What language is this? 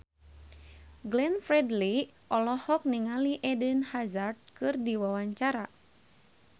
Sundanese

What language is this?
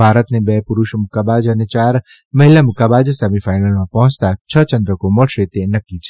Gujarati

